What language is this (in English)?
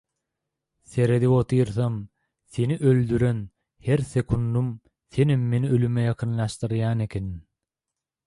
Turkmen